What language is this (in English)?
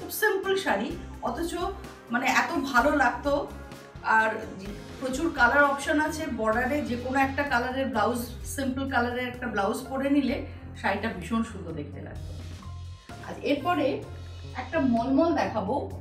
Hindi